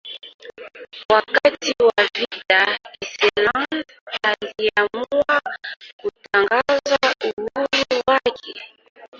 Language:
Swahili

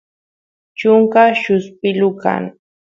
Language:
Santiago del Estero Quichua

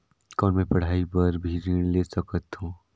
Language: Chhattisgarhi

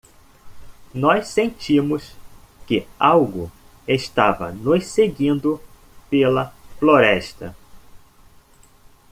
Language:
Portuguese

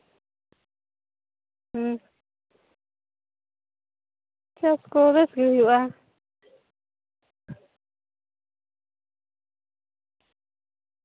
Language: Santali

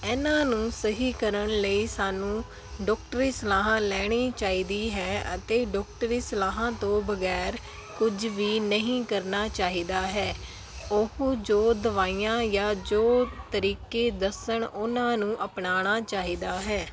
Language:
Punjabi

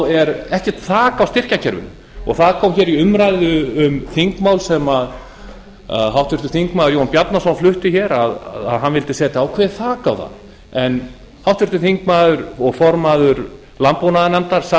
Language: Icelandic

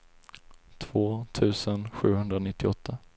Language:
Swedish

